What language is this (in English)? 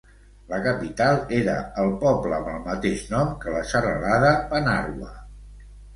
Catalan